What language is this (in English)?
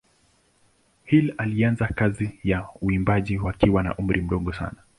Swahili